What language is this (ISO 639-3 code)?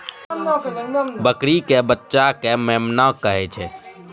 mai